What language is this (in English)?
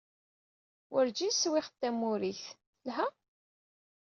Kabyle